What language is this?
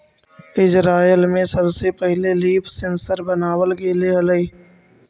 Magahi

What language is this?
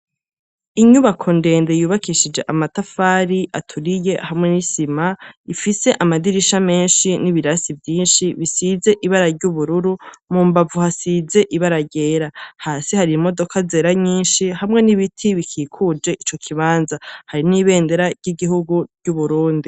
Rundi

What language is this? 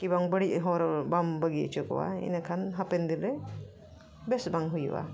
Santali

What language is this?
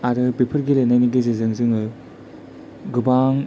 Bodo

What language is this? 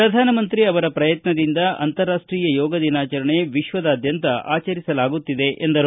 Kannada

